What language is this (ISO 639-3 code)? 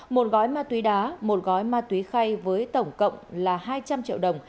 vie